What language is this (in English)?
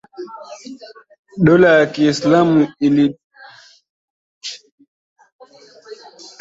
Swahili